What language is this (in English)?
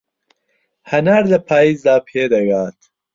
Central Kurdish